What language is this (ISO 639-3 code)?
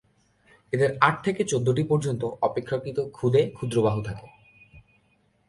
ben